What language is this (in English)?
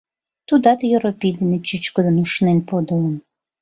Mari